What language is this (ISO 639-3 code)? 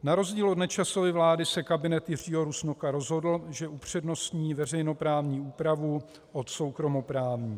ces